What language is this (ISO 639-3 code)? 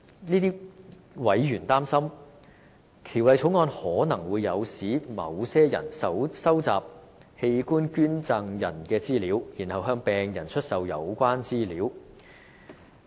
yue